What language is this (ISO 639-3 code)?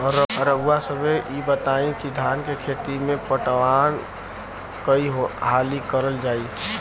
bho